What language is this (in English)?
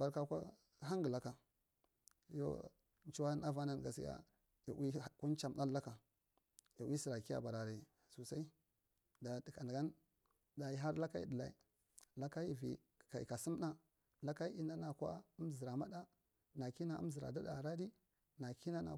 Marghi Central